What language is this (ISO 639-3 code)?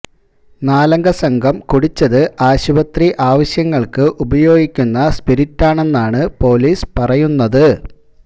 mal